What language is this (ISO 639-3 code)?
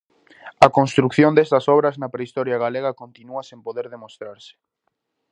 glg